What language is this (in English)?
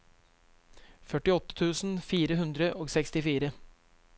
Norwegian